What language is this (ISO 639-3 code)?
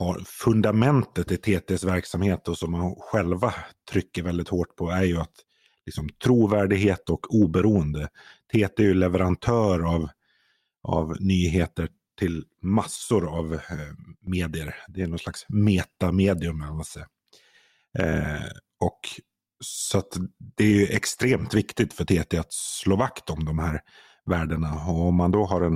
swe